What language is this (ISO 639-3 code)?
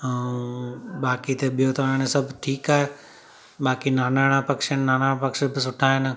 snd